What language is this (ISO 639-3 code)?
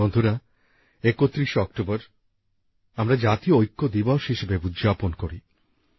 ben